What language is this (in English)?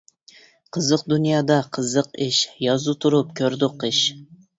Uyghur